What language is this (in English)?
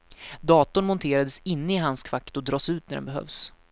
Swedish